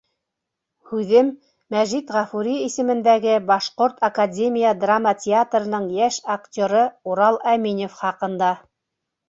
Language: Bashkir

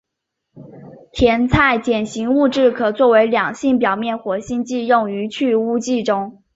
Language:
Chinese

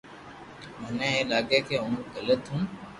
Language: Loarki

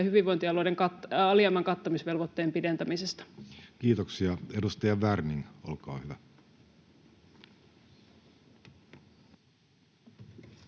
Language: Finnish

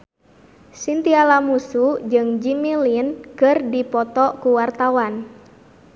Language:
Sundanese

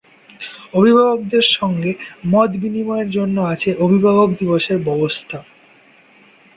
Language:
Bangla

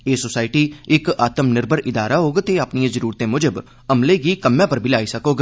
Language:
Dogri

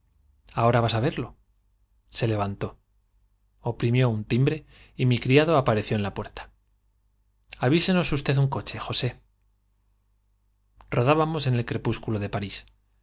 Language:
Spanish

